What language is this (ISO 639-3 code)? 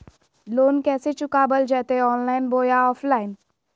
mag